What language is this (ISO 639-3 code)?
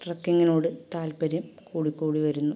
mal